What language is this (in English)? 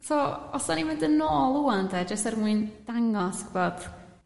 Welsh